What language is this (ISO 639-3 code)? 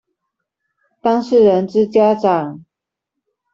zho